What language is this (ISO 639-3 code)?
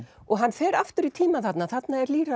isl